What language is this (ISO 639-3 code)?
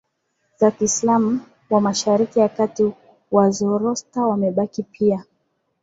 swa